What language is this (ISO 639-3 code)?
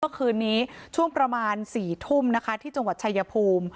tha